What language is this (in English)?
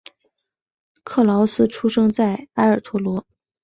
Chinese